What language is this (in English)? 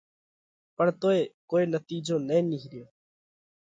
Parkari Koli